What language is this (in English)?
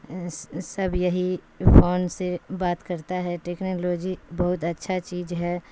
Urdu